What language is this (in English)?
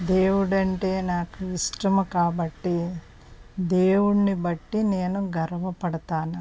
Telugu